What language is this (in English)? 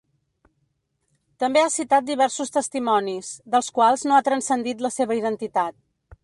Catalan